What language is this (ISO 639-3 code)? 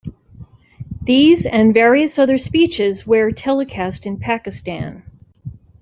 eng